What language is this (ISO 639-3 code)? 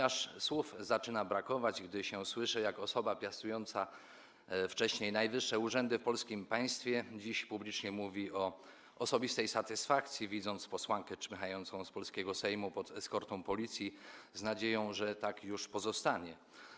pol